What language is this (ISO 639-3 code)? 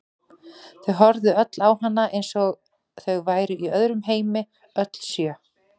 isl